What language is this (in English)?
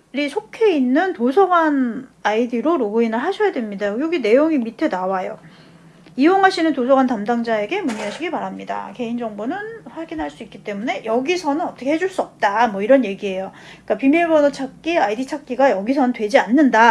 Korean